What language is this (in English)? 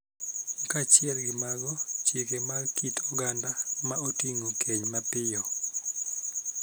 Luo (Kenya and Tanzania)